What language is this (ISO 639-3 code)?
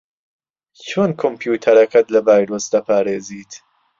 ckb